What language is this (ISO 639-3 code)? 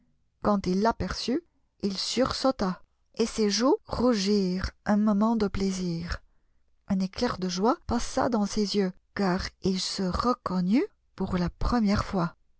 fra